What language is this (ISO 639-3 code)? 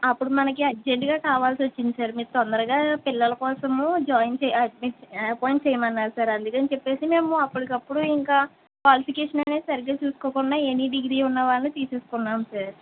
tel